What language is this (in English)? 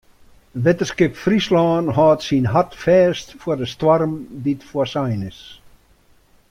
Western Frisian